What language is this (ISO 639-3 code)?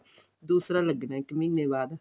pan